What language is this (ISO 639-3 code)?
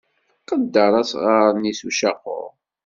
kab